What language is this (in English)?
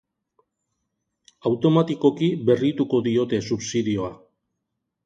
Basque